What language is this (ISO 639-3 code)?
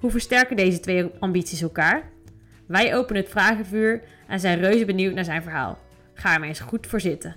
nld